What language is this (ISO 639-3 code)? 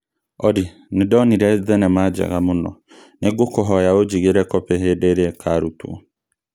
kik